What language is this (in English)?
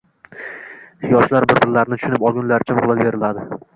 Uzbek